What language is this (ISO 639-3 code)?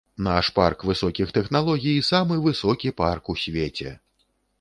bel